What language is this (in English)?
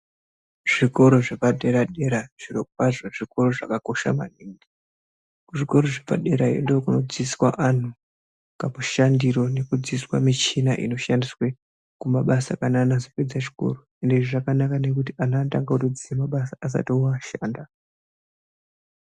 Ndau